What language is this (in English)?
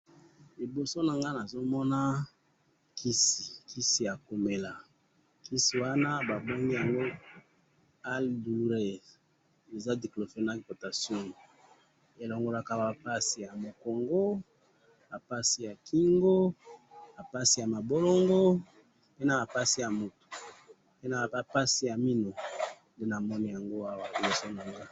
Lingala